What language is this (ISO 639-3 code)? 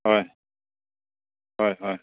mni